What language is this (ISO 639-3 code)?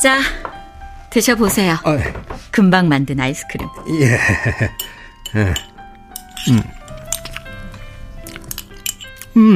kor